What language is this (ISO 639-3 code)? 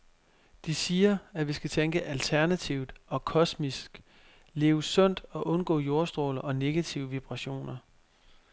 dan